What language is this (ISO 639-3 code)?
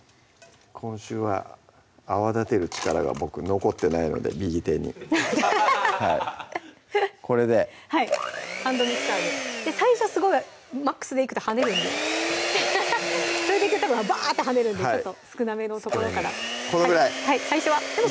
jpn